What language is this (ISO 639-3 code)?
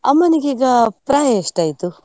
kan